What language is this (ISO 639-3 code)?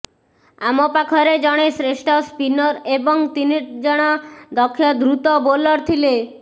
ori